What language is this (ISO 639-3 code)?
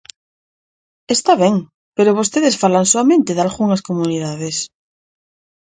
glg